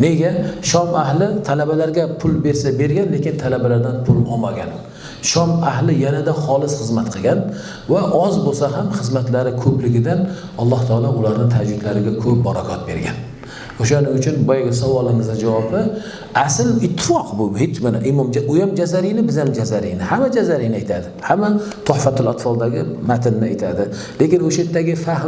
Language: Turkish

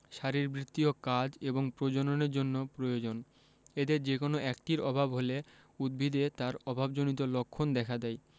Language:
Bangla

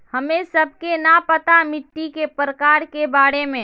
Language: Magahi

